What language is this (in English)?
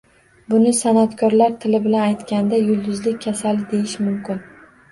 Uzbek